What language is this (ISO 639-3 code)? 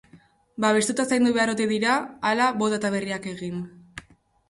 eus